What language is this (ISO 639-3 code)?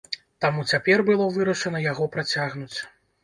bel